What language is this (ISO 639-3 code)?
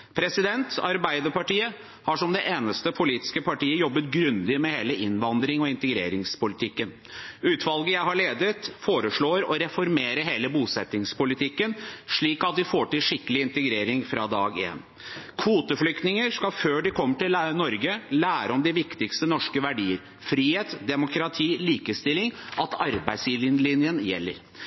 nob